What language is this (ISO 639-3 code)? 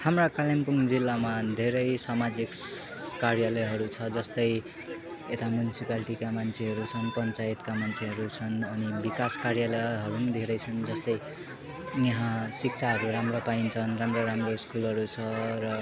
nep